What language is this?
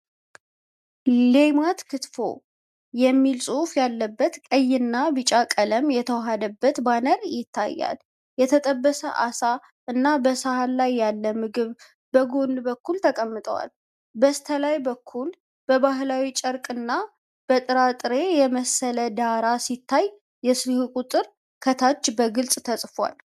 Amharic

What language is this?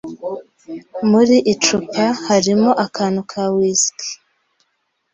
Kinyarwanda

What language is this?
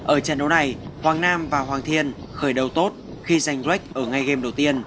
Vietnamese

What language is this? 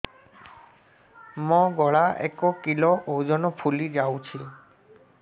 Odia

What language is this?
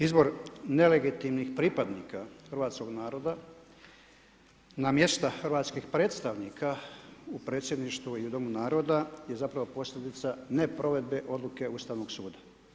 Croatian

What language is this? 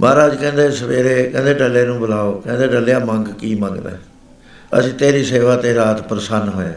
Punjabi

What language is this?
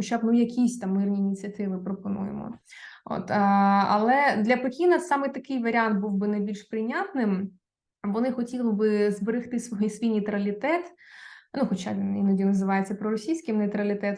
Ukrainian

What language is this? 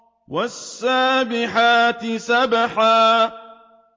Arabic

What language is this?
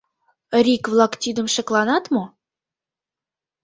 Mari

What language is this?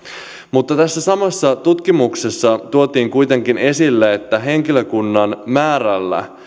Finnish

